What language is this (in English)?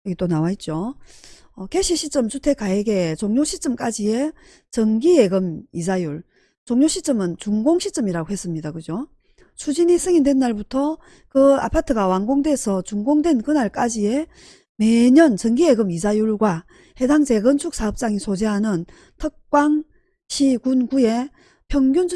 Korean